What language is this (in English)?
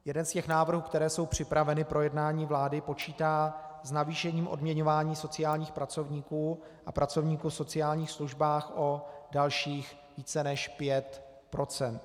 Czech